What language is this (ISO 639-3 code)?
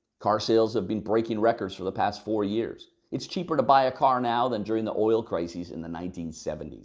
eng